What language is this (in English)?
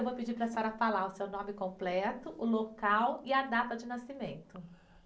Portuguese